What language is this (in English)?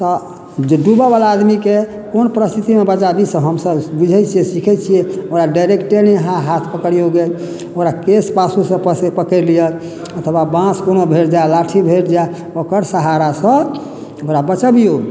Maithili